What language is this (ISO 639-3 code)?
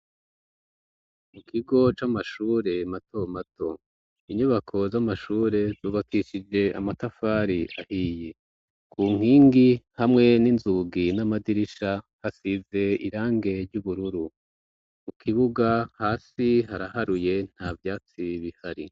run